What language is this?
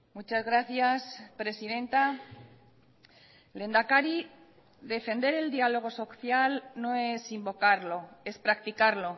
Spanish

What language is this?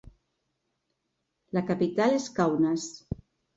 Catalan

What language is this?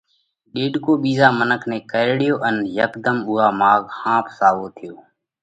Parkari Koli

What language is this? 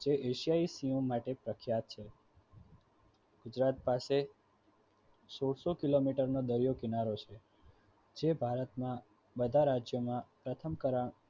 Gujarati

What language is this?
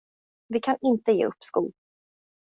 Swedish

